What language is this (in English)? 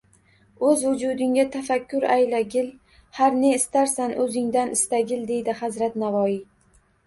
Uzbek